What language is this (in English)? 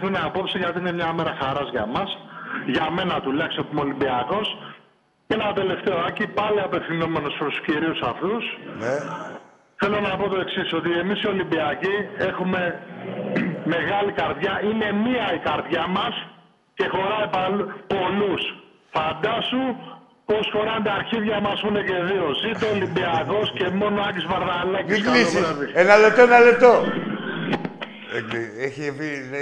Greek